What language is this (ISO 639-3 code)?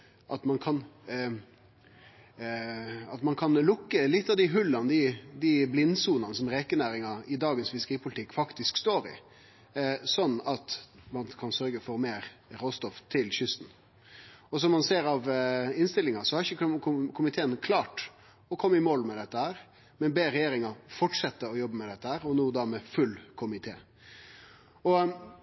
nno